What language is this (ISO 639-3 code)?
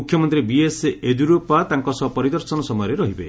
ori